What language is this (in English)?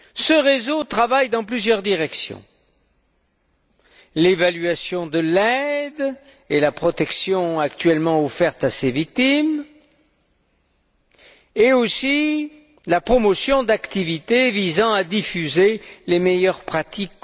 French